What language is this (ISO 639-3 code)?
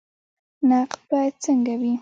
pus